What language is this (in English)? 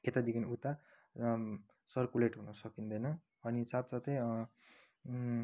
Nepali